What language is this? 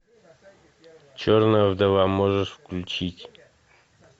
Russian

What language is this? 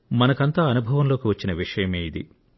Telugu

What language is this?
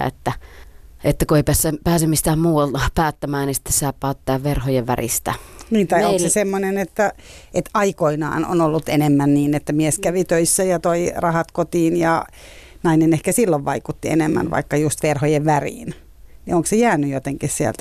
Finnish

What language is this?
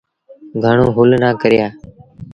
Sindhi Bhil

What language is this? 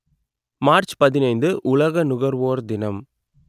Tamil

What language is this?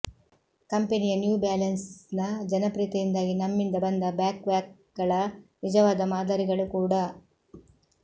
Kannada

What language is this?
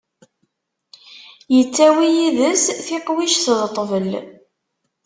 Kabyle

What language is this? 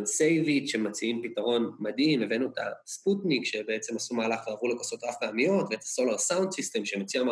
Hebrew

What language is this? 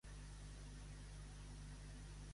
Catalan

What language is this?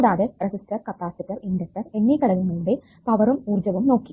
Malayalam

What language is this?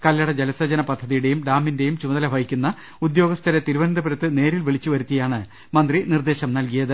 Malayalam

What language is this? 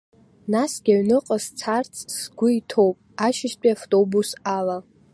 Abkhazian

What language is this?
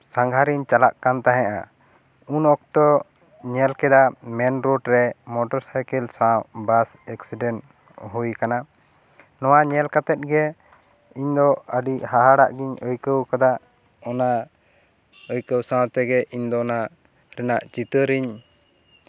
Santali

